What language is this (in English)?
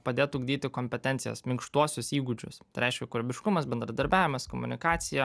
Lithuanian